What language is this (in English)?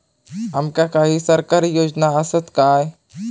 Marathi